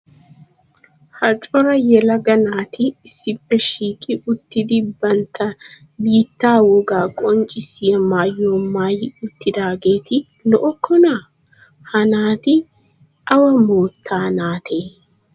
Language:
Wolaytta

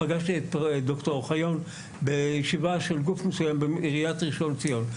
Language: Hebrew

